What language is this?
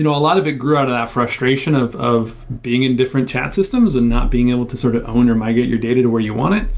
English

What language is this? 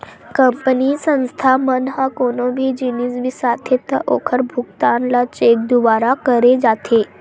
Chhattisgarhi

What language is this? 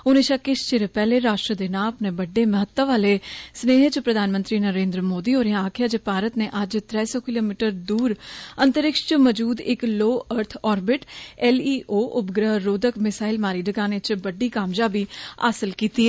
Dogri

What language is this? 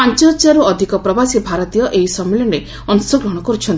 Odia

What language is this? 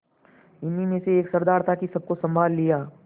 Hindi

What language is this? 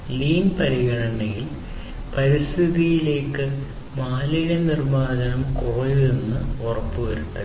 Malayalam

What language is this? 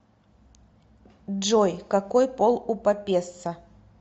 Russian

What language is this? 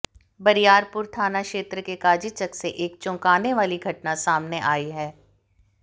Hindi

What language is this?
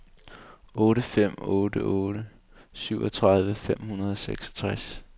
Danish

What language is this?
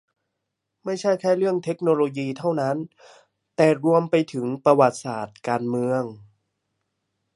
Thai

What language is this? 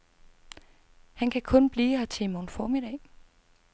Danish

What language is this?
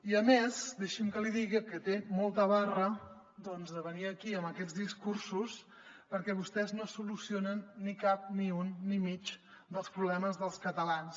Catalan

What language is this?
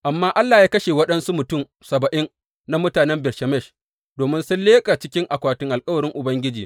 Hausa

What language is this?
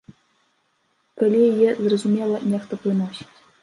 Belarusian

